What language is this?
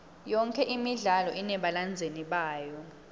Swati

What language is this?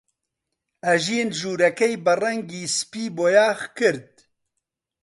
Central Kurdish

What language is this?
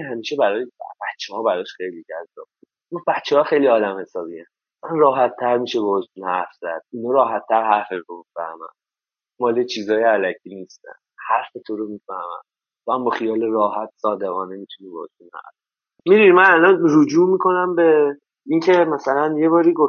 Persian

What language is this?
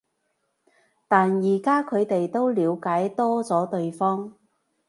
Cantonese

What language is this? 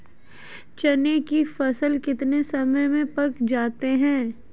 Hindi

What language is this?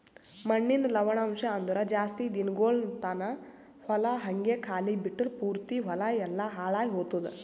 Kannada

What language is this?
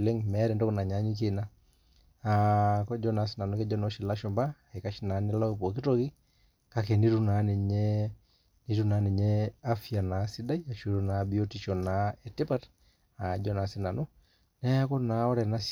Masai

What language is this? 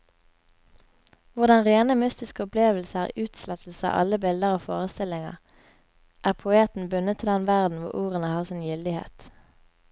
Norwegian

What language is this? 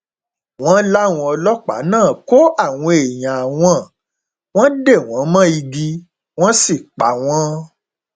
Yoruba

